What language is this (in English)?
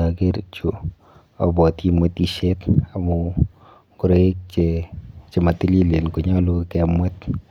Kalenjin